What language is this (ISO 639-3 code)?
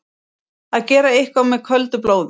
isl